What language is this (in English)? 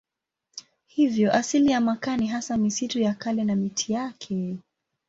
Swahili